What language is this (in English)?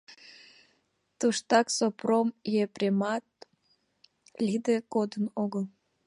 Mari